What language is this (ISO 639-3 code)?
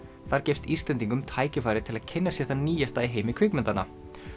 isl